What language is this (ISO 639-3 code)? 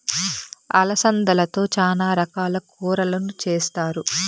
tel